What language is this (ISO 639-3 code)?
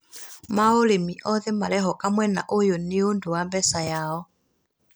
kik